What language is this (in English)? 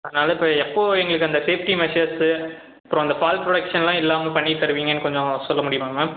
Tamil